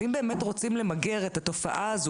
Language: Hebrew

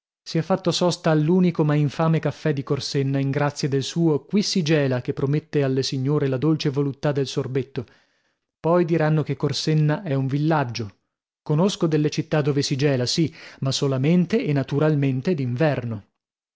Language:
Italian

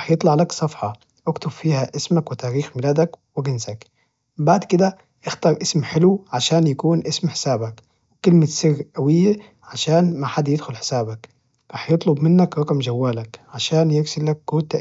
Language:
Najdi Arabic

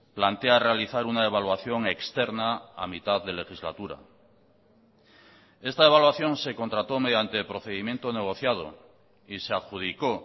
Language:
Spanish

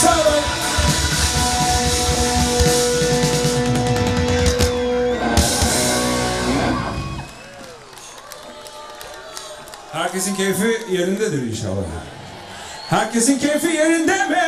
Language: Turkish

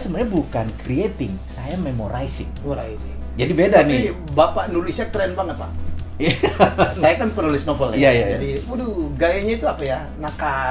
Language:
Indonesian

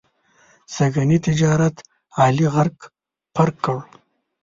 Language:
Pashto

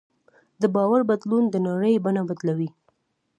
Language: Pashto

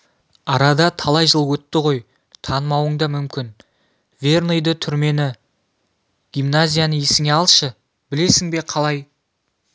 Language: Kazakh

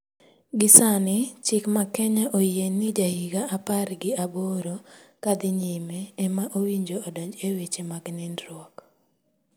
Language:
Luo (Kenya and Tanzania)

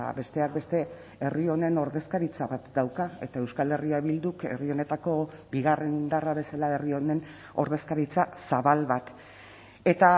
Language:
Basque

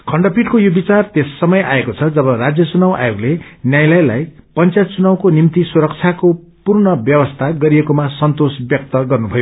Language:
Nepali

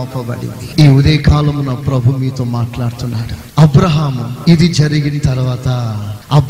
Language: Telugu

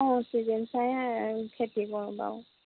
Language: Assamese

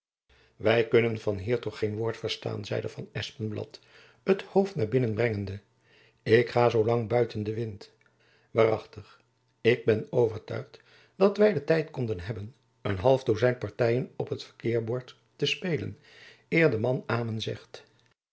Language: Dutch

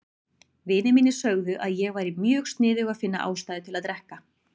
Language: Icelandic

